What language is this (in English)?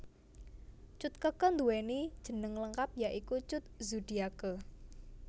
Javanese